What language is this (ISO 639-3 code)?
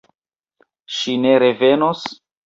epo